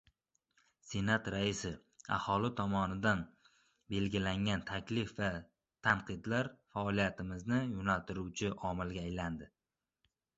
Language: Uzbek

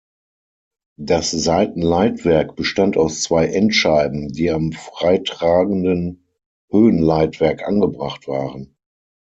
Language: German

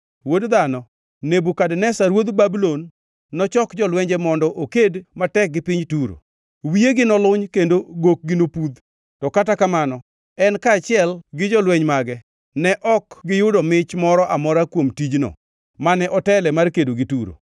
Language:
Luo (Kenya and Tanzania)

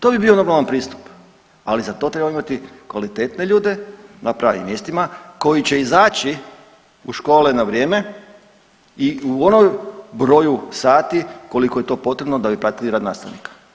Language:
Croatian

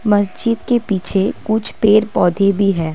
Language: Hindi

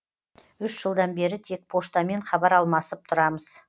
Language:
Kazakh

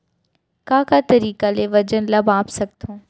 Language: Chhattisgarhi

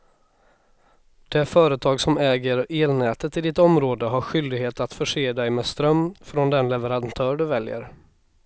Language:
Swedish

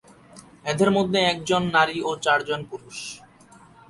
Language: Bangla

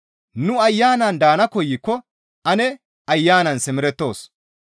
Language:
Gamo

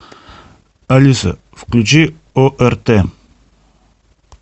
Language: Russian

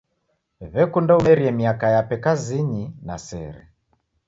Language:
Taita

